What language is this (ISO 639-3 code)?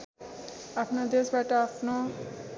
nep